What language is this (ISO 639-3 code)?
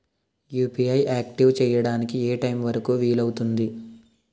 tel